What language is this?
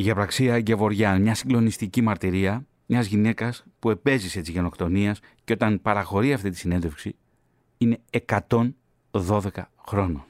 Greek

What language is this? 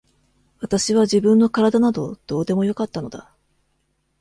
Japanese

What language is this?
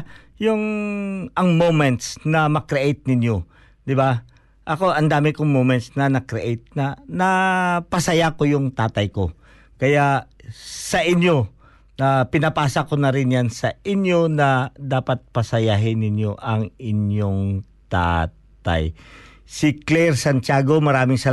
Filipino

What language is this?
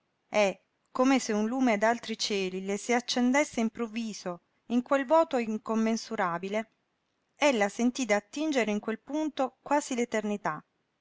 Italian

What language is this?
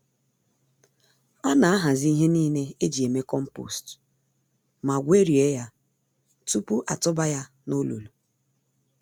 Igbo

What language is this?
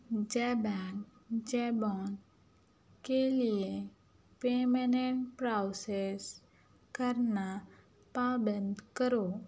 Urdu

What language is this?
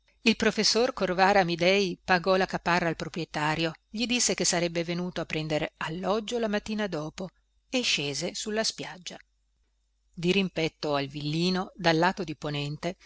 Italian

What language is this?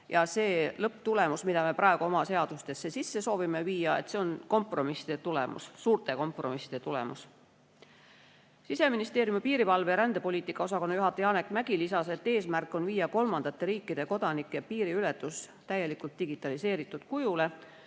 Estonian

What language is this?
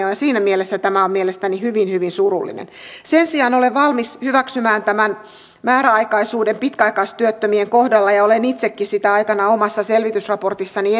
Finnish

